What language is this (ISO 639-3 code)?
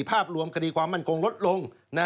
tha